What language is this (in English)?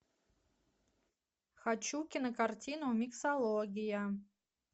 Russian